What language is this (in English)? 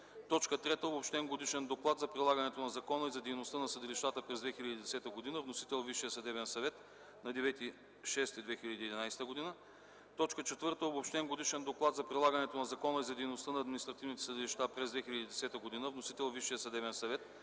Bulgarian